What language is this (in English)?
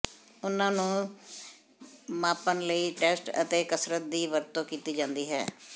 Punjabi